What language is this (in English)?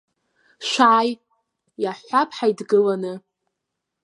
Abkhazian